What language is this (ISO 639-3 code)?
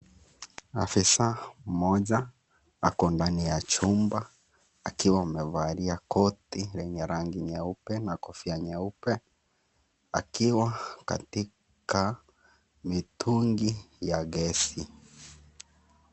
swa